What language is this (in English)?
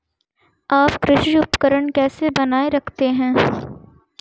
Hindi